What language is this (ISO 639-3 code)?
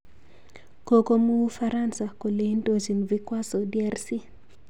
kln